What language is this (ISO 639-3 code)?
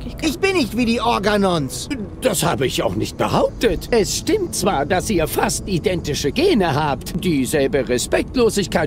deu